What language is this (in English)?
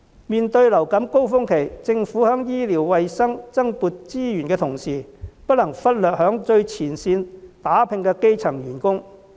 Cantonese